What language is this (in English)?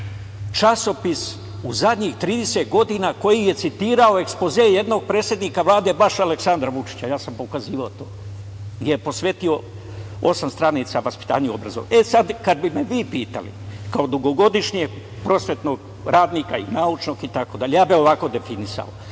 Serbian